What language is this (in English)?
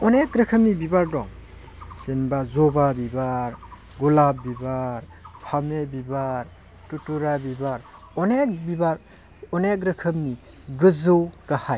Bodo